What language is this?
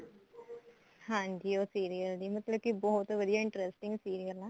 Punjabi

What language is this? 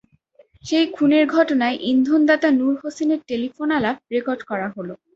Bangla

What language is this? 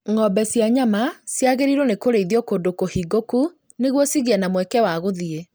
Kikuyu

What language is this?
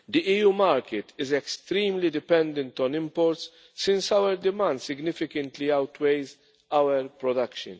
English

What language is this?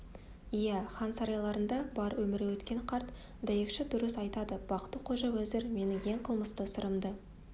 Kazakh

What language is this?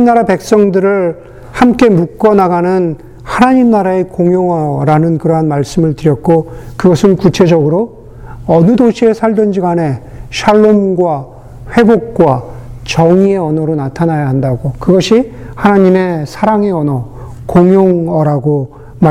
Korean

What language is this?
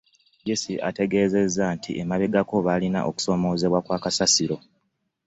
Ganda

